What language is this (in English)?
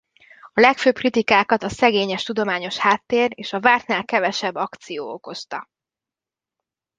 Hungarian